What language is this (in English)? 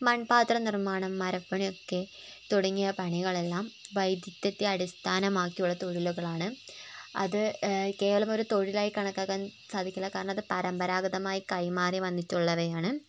Malayalam